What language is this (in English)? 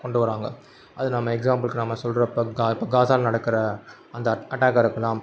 Tamil